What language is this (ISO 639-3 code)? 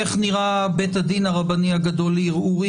heb